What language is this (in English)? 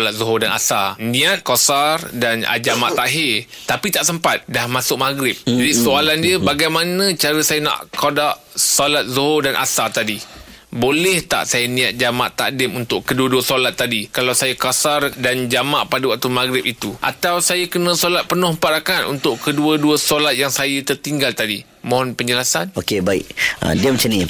Malay